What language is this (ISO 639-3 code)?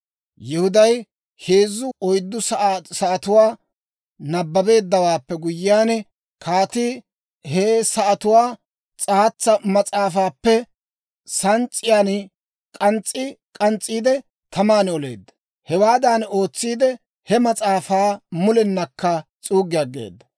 dwr